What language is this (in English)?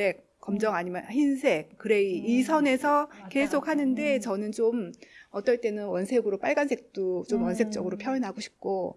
Korean